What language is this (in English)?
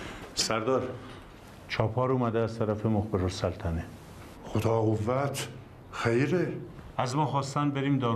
Persian